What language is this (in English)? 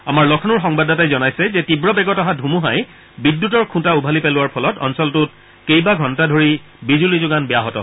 Assamese